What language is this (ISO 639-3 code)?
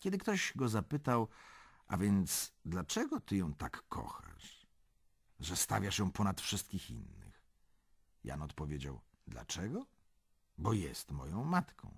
pol